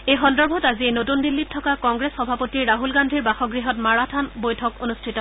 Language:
Assamese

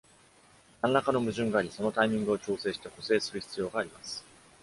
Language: Japanese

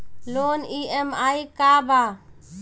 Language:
Bhojpuri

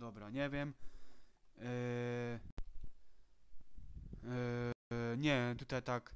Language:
Polish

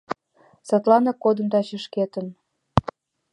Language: Mari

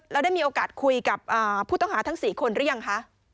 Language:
Thai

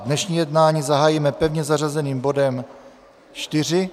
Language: Czech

